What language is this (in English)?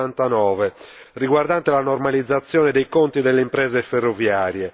Italian